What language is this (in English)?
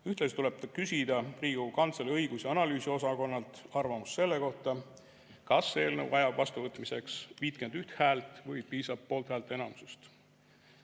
Estonian